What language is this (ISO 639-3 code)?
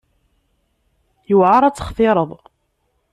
kab